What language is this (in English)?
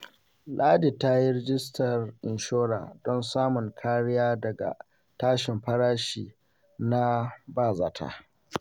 Hausa